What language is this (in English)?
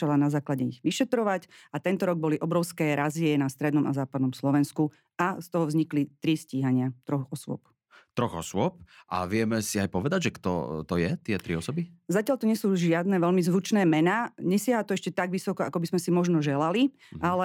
Slovak